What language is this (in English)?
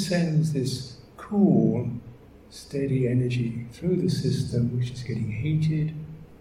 English